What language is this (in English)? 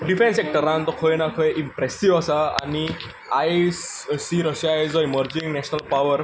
Konkani